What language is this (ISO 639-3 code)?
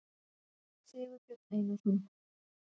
isl